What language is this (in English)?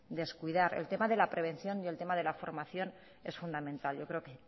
Spanish